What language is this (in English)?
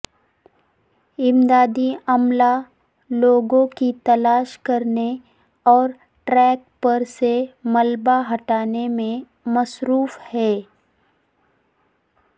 Urdu